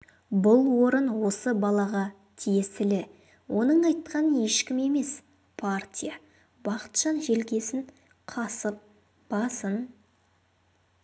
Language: Kazakh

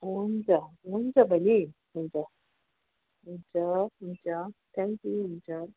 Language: Nepali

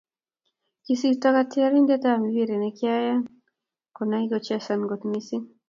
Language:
Kalenjin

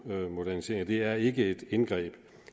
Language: Danish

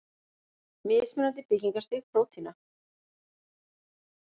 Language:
Icelandic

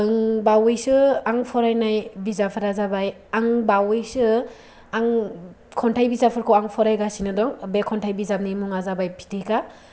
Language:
Bodo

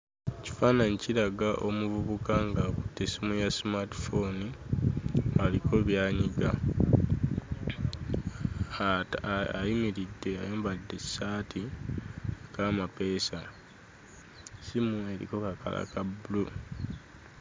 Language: Ganda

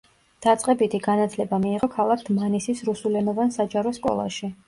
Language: Georgian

